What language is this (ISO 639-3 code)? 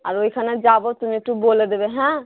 ben